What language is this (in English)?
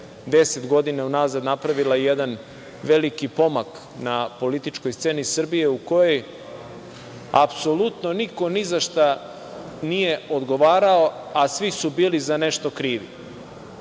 Serbian